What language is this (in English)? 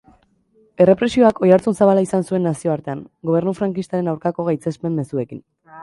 Basque